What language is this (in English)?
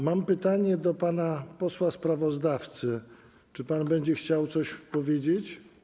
Polish